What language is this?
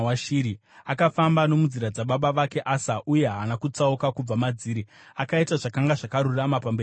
Shona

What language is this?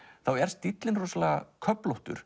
Icelandic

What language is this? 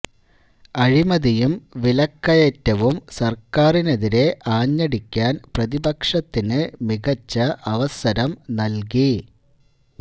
Malayalam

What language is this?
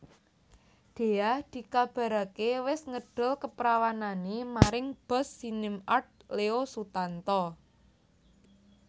Javanese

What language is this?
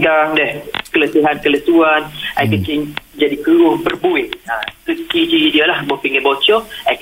Malay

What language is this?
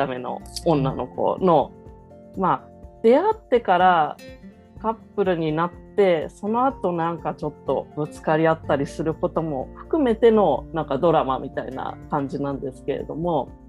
Japanese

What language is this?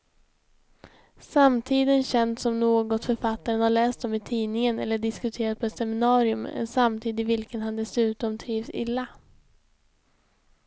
Swedish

